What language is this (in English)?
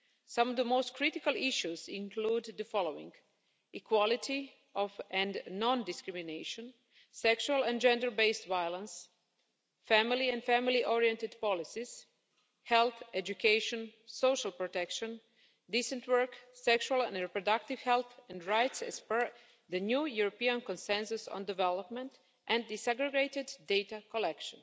English